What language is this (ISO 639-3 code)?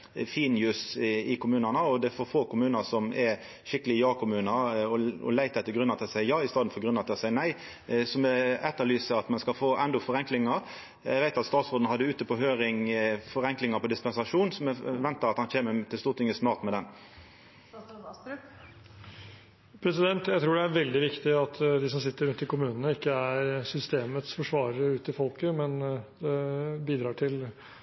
nor